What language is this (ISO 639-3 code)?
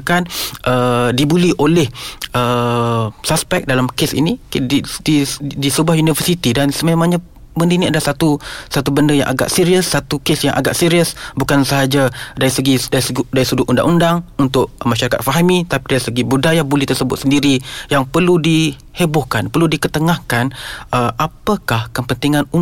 msa